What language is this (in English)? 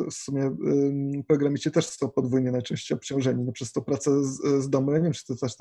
Polish